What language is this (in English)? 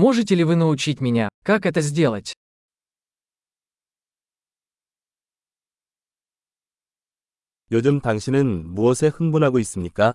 Korean